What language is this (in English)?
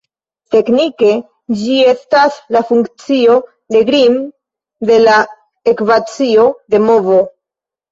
Esperanto